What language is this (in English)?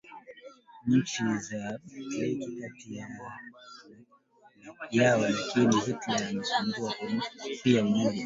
Swahili